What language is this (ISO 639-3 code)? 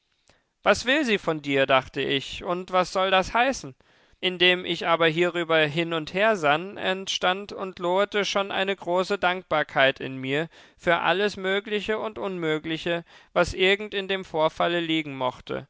deu